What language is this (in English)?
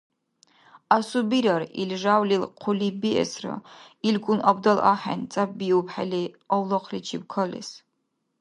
Dargwa